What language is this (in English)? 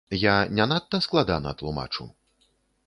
Belarusian